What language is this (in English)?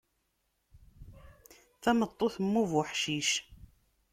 Kabyle